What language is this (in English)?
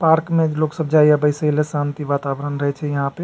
Maithili